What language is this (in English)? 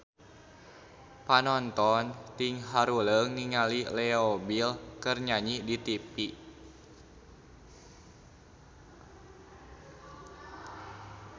Sundanese